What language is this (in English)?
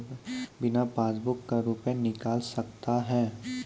Maithili